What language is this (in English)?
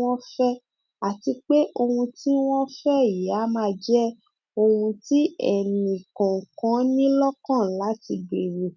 Yoruba